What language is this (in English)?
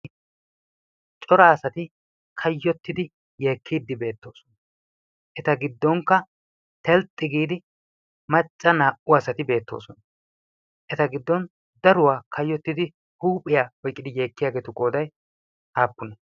Wolaytta